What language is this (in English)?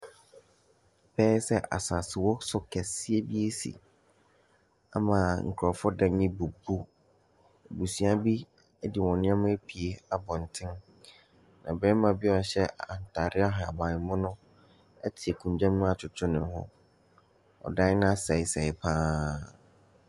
Akan